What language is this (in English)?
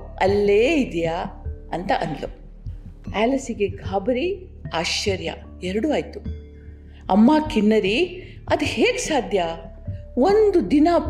Kannada